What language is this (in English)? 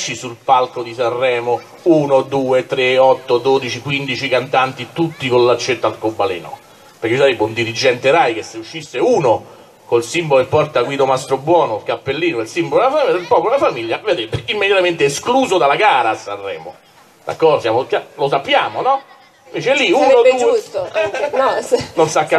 Italian